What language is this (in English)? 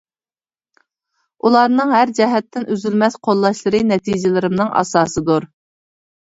Uyghur